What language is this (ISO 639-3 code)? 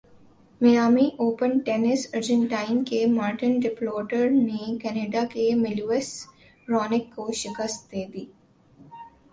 urd